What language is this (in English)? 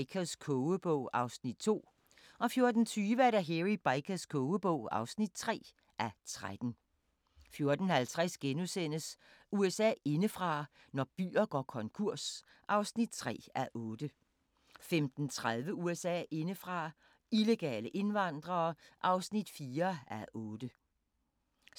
Danish